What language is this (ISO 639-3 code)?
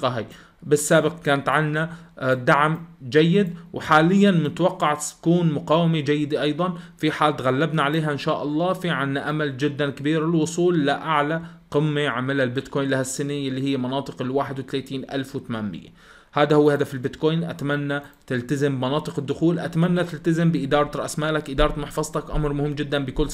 ara